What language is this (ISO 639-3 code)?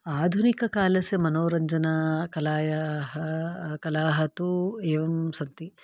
san